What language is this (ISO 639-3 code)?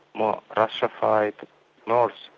eng